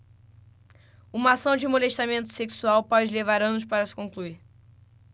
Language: Portuguese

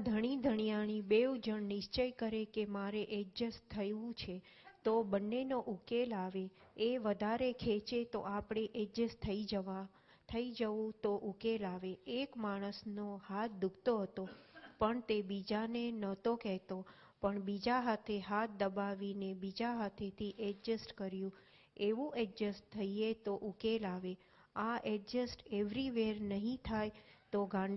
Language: Gujarati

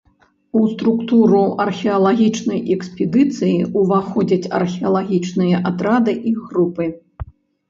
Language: Belarusian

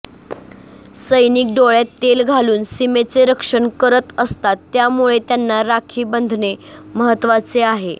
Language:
Marathi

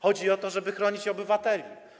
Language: Polish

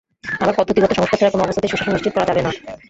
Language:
Bangla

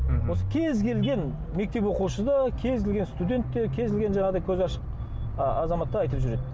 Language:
Kazakh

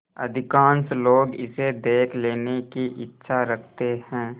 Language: Hindi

